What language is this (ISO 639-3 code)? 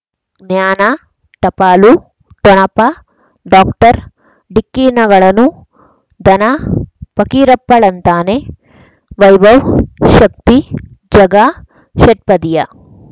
kan